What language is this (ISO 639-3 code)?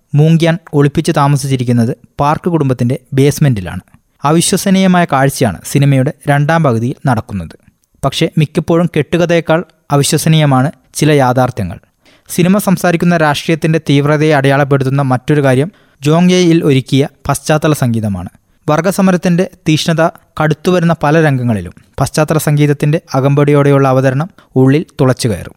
mal